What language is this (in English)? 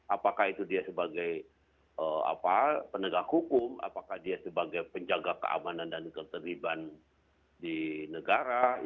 Indonesian